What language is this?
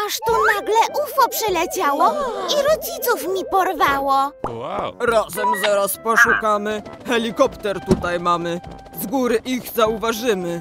Polish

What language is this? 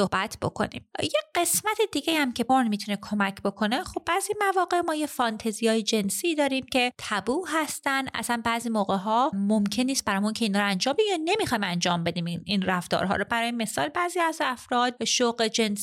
Persian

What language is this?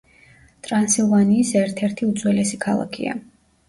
Georgian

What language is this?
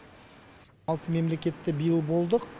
Kazakh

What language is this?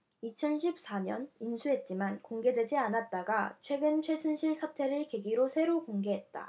Korean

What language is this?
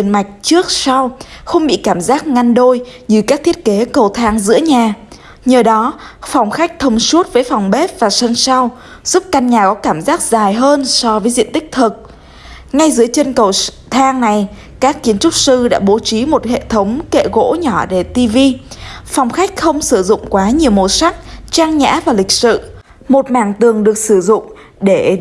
Vietnamese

